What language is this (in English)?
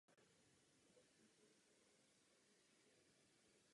Czech